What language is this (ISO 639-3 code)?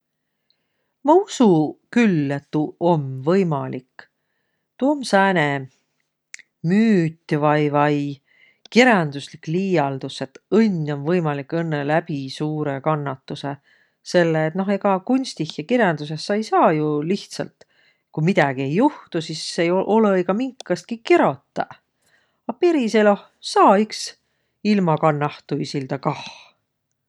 vro